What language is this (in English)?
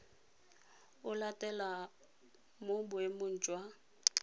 Tswana